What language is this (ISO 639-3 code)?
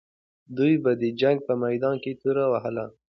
pus